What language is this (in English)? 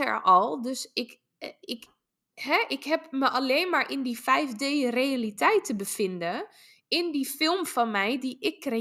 Dutch